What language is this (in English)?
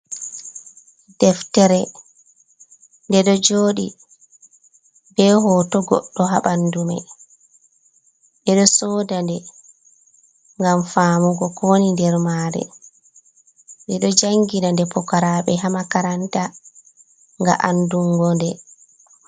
Fula